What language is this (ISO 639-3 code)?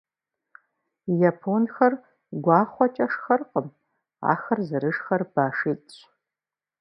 kbd